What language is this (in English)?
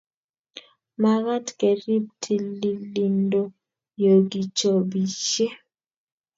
Kalenjin